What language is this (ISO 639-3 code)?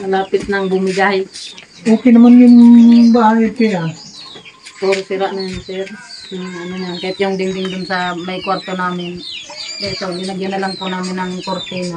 fil